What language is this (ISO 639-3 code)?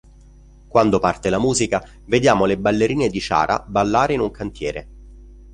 ita